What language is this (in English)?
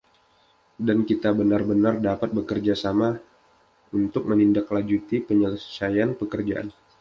Indonesian